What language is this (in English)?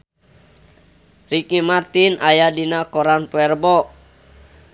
Sundanese